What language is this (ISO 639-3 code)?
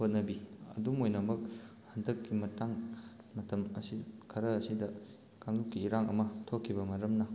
mni